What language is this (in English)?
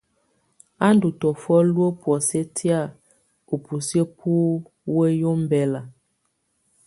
Tunen